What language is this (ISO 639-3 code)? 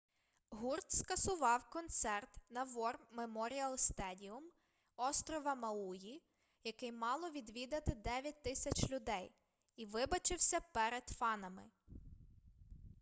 ukr